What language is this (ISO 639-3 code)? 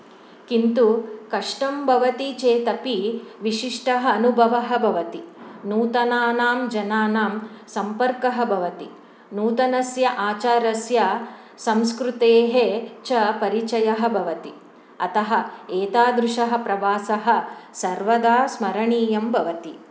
san